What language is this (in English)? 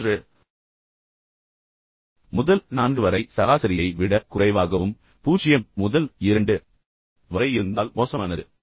Tamil